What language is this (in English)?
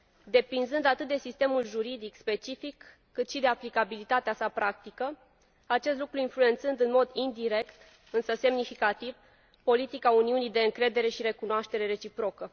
Romanian